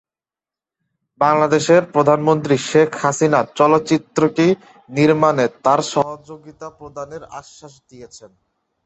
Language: Bangla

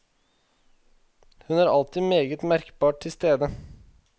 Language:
Norwegian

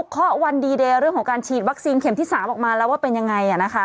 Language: Thai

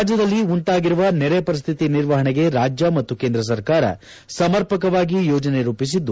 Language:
Kannada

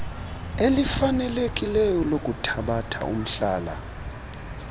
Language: Xhosa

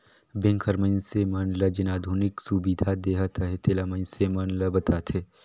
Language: Chhattisgarhi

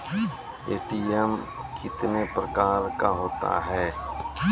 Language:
Maithili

